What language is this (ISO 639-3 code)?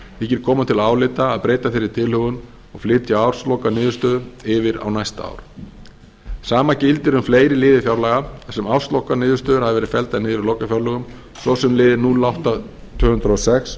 isl